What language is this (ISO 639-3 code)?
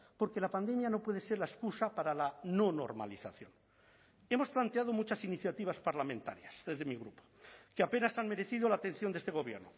spa